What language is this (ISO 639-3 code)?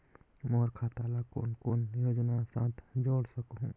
hne